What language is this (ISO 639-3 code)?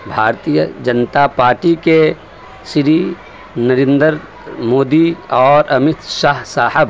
urd